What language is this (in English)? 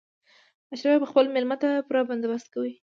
Pashto